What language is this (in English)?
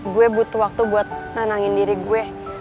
Indonesian